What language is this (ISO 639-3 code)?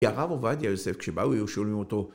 heb